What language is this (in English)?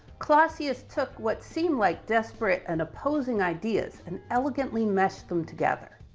English